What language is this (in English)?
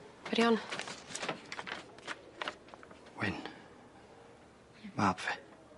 Welsh